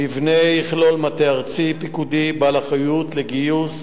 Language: Hebrew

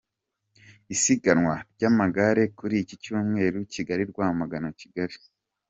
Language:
Kinyarwanda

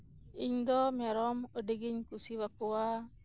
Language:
Santali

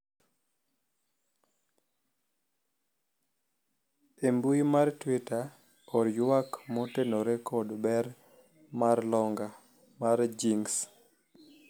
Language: Luo (Kenya and Tanzania)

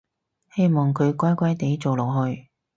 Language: Cantonese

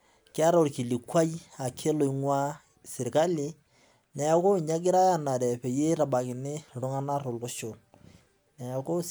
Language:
Masai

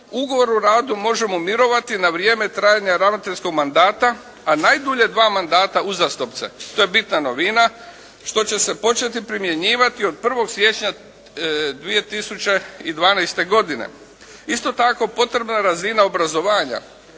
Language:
Croatian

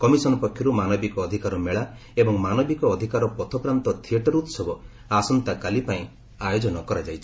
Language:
Odia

